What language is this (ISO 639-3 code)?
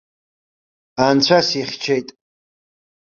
abk